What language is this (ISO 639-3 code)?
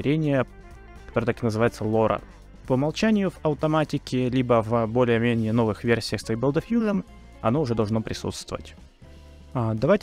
rus